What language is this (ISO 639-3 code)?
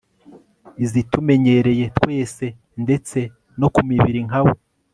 kin